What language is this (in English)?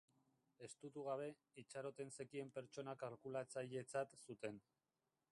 Basque